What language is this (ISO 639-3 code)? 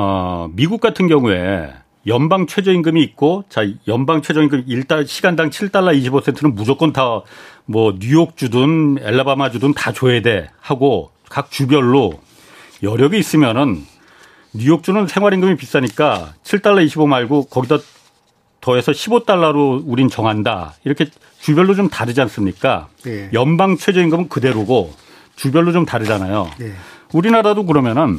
kor